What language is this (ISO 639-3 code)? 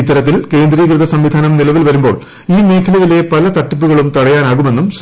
mal